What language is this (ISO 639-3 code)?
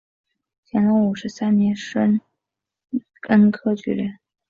zho